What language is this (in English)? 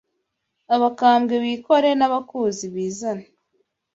Kinyarwanda